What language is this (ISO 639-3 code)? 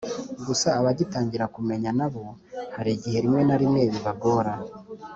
kin